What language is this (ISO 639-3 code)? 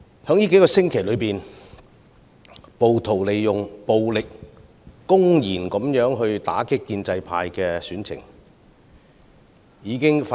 yue